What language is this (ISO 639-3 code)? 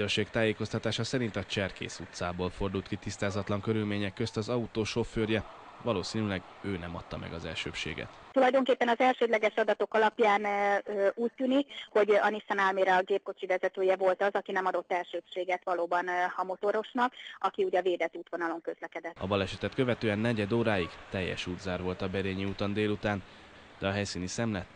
hun